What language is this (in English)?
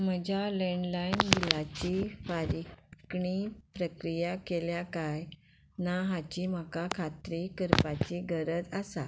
Konkani